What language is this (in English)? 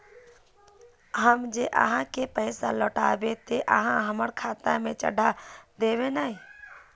Magahi